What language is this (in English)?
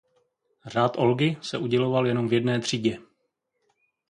Czech